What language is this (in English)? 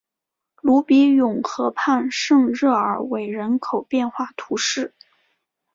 Chinese